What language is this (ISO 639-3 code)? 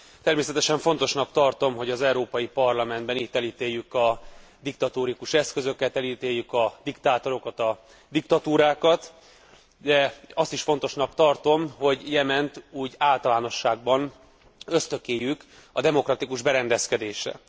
hun